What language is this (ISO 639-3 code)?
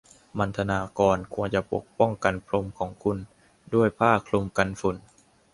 tha